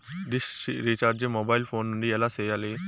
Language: Telugu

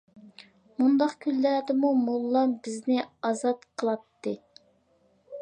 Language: Uyghur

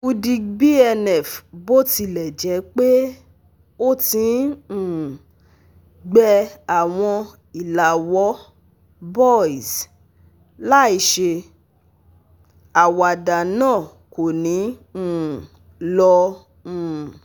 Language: Yoruba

